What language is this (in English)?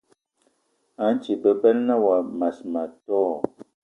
Eton (Cameroon)